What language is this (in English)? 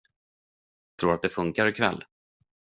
Swedish